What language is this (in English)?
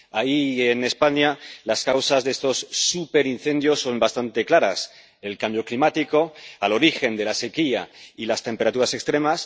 Spanish